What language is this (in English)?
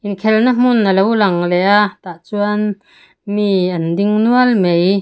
Mizo